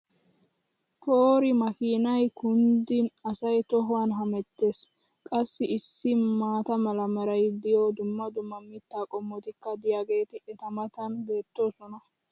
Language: Wolaytta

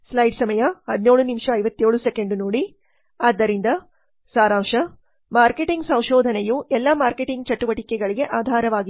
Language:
Kannada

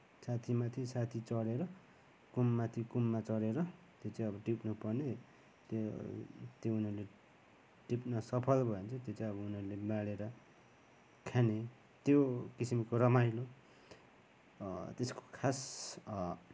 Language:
Nepali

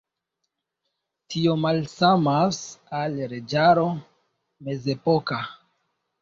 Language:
Esperanto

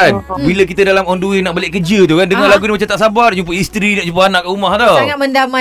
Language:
Malay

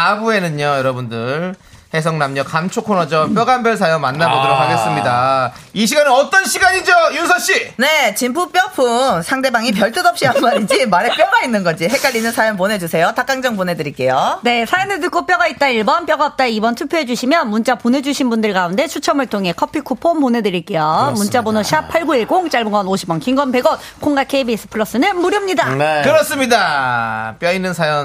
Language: Korean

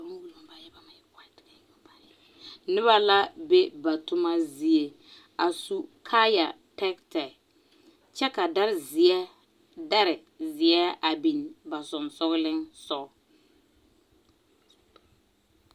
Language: Southern Dagaare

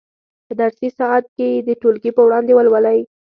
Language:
Pashto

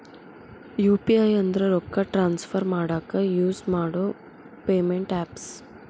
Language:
Kannada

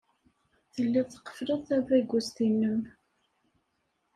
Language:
Kabyle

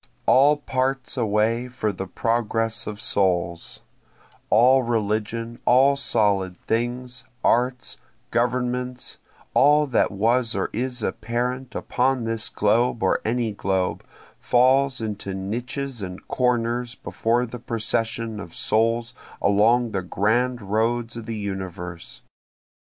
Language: English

